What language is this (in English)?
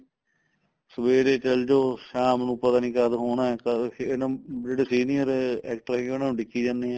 Punjabi